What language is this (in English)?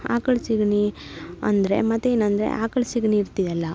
Kannada